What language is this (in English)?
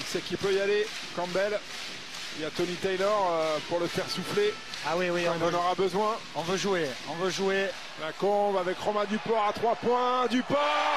French